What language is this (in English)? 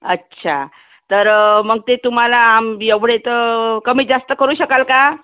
Marathi